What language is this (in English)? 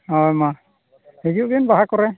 Santali